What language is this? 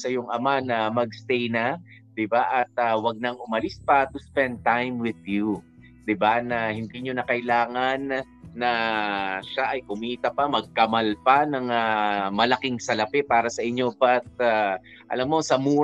Filipino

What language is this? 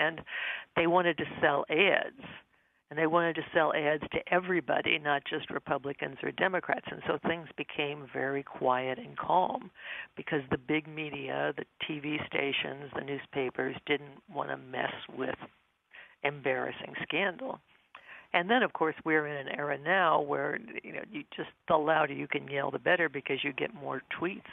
English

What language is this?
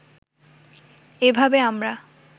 Bangla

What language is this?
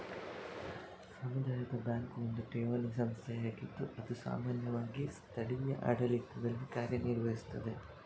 Kannada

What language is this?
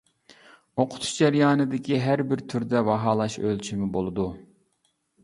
Uyghur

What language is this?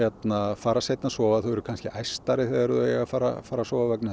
Icelandic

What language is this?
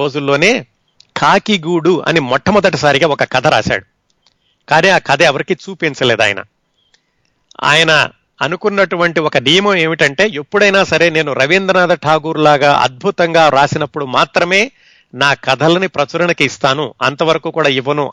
Telugu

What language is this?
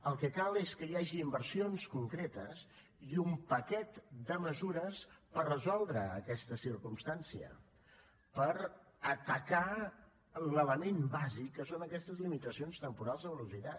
Catalan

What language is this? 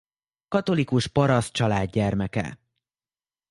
Hungarian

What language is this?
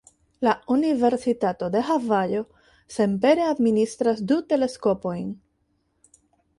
Esperanto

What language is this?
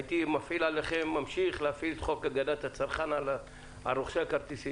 Hebrew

